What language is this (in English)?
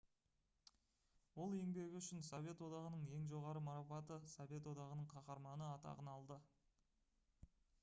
Kazakh